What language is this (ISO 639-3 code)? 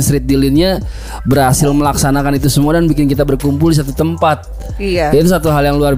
ind